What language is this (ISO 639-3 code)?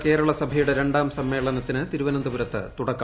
mal